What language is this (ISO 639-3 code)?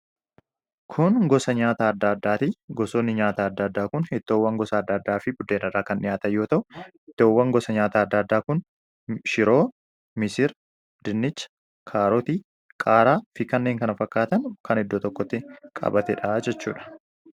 orm